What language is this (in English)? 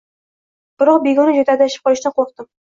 Uzbek